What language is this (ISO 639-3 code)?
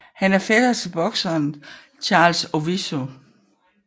dan